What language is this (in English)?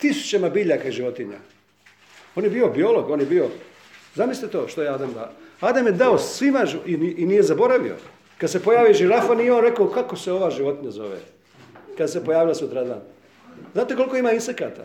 Croatian